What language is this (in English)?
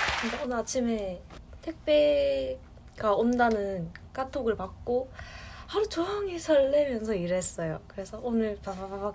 Korean